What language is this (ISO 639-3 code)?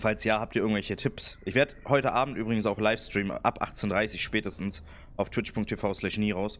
deu